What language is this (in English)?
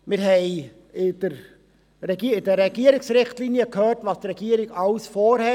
Swiss German